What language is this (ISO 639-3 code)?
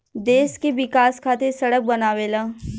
bho